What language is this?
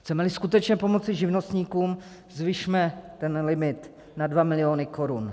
Czech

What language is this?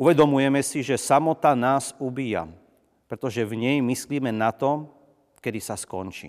Slovak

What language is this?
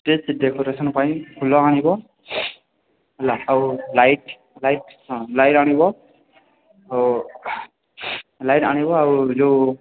Odia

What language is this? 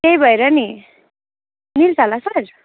Nepali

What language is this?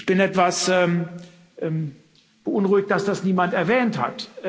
German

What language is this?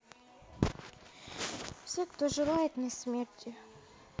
Russian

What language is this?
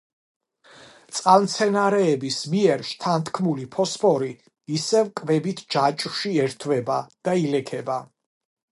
Georgian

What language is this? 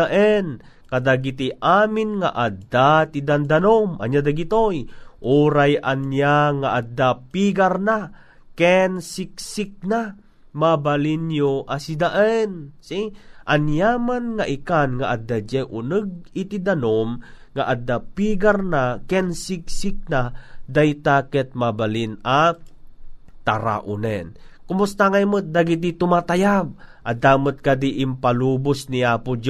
Filipino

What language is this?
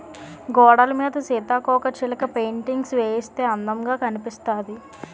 Telugu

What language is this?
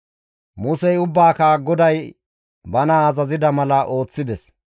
Gamo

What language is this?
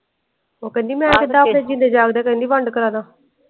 Punjabi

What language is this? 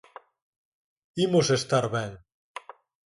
Galician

